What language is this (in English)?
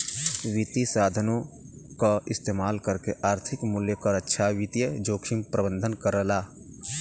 Bhojpuri